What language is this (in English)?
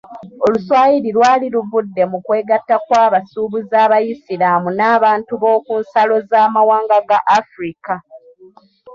Ganda